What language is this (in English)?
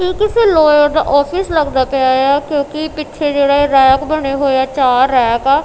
Punjabi